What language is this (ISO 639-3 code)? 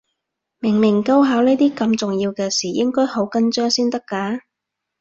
yue